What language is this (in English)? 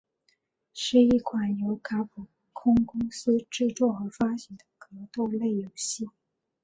Chinese